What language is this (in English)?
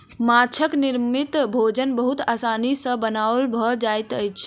Maithili